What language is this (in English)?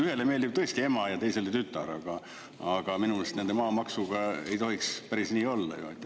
Estonian